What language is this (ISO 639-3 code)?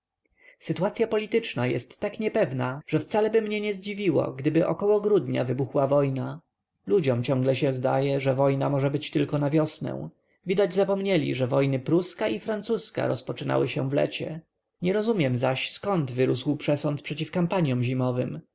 pol